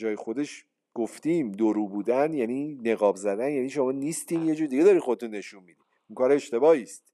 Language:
Persian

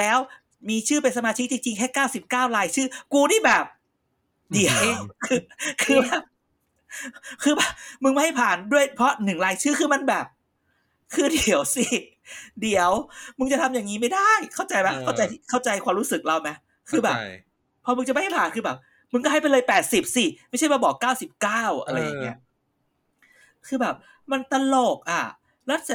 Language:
Thai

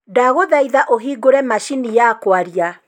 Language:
Kikuyu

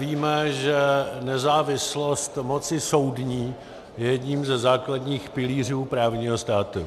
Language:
Czech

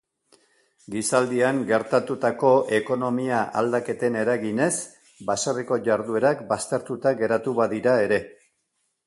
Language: Basque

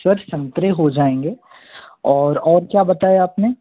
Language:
Hindi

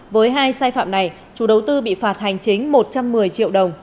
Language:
Vietnamese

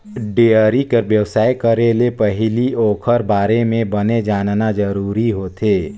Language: Chhattisgarhi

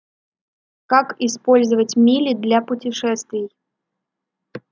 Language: Russian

